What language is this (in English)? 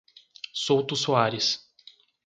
Portuguese